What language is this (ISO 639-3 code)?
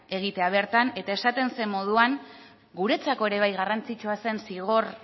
eus